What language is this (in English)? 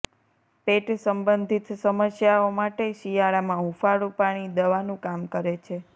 Gujarati